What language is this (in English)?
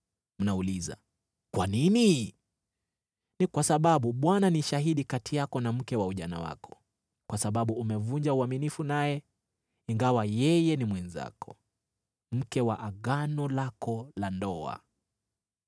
Swahili